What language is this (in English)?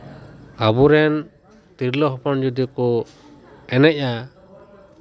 Santali